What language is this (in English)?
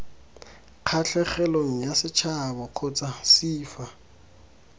Tswana